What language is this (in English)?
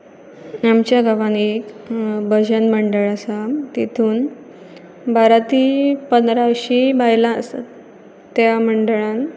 Konkani